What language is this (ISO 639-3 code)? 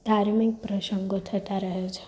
guj